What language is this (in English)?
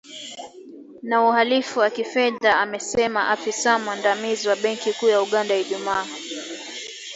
Swahili